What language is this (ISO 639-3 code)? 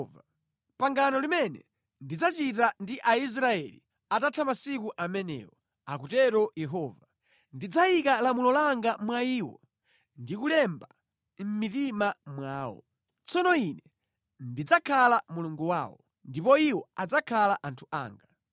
nya